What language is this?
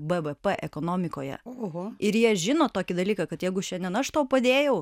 Lithuanian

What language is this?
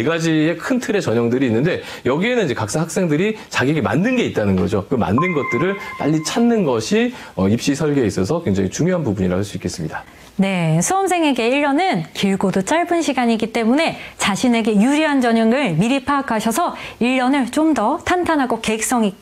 Korean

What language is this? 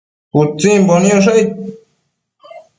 Matsés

